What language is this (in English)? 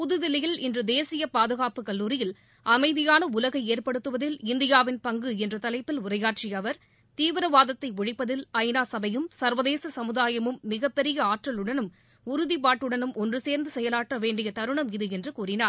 Tamil